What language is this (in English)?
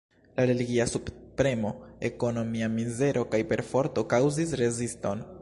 Esperanto